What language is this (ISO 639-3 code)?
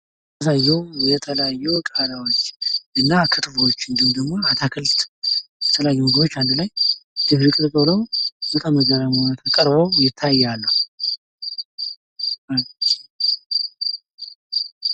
amh